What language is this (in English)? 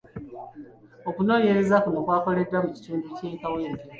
Ganda